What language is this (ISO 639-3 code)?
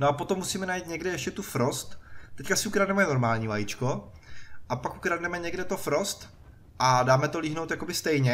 ces